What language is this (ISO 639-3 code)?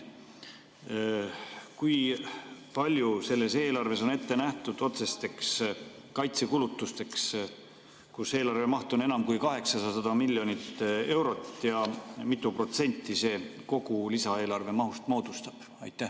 est